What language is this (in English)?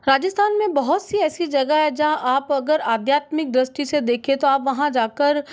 Hindi